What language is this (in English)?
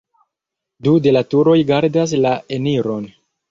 Esperanto